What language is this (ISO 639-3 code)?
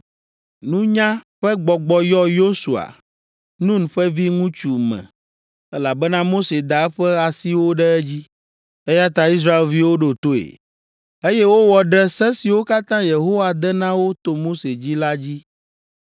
ewe